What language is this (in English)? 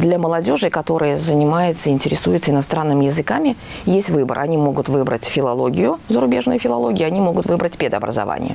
Russian